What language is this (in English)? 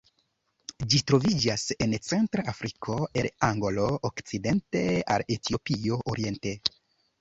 Esperanto